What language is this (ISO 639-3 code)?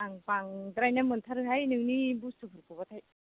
brx